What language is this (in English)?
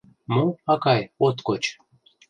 Mari